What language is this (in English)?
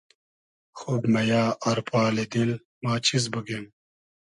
Hazaragi